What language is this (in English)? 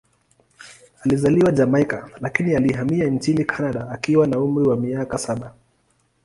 Swahili